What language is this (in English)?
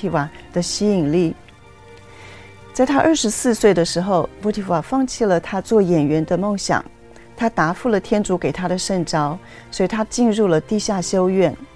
Chinese